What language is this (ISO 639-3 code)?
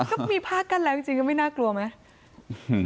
tha